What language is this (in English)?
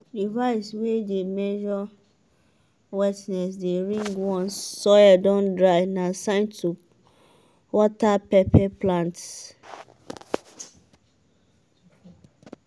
Nigerian Pidgin